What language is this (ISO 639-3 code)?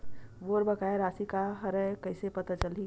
hne